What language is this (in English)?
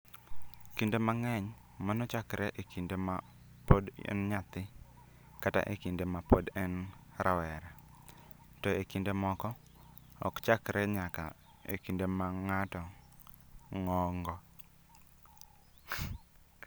Luo (Kenya and Tanzania)